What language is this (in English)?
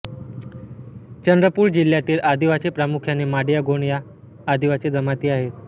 Marathi